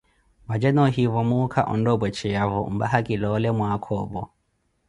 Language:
Koti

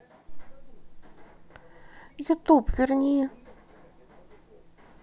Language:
Russian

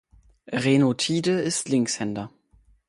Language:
German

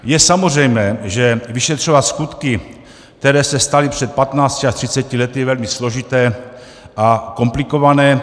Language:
Czech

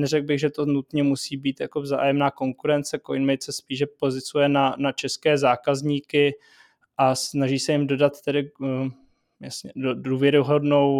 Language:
Czech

